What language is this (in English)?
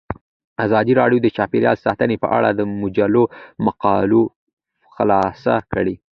Pashto